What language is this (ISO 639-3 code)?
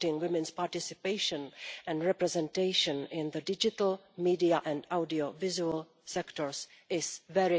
eng